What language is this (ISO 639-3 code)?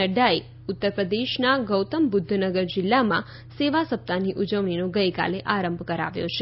guj